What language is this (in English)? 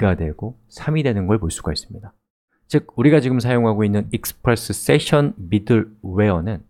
Korean